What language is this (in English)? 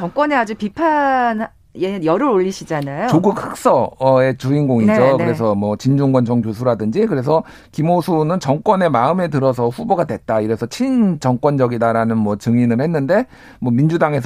Korean